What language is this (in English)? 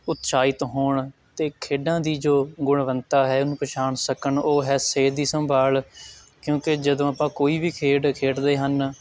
Punjabi